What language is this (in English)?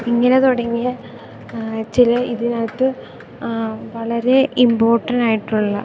Malayalam